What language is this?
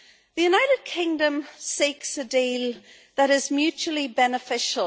English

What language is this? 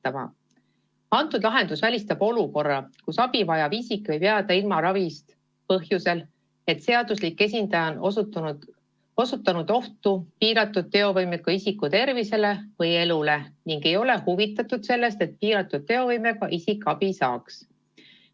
Estonian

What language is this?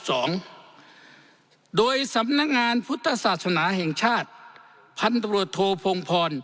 Thai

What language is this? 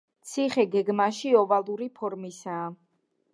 Georgian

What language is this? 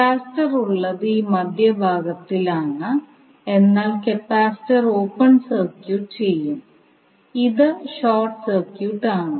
Malayalam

